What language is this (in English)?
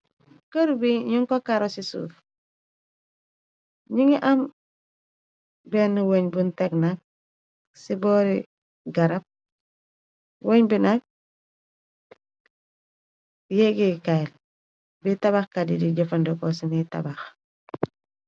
Wolof